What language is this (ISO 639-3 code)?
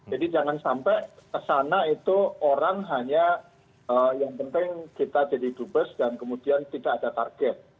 ind